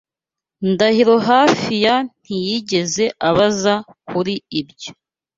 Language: Kinyarwanda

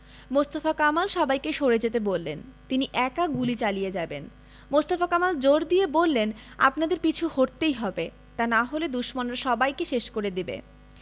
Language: Bangla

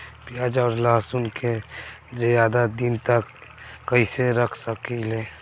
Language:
Bhojpuri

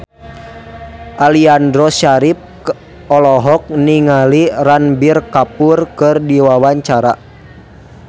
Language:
Sundanese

